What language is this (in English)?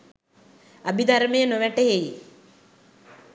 Sinhala